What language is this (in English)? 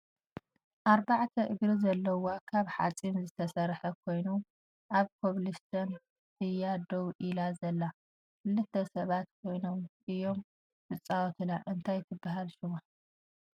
Tigrinya